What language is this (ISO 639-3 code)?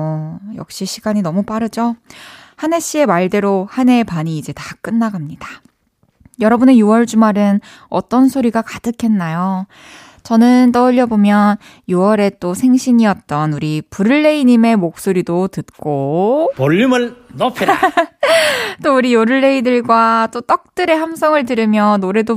kor